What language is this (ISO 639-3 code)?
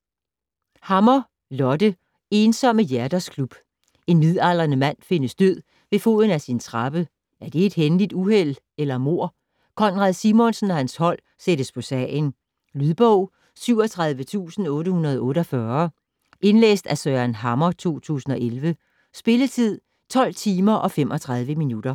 dan